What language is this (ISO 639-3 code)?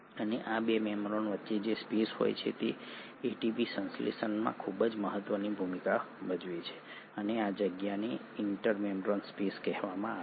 guj